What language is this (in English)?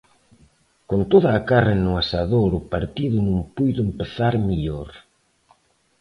Galician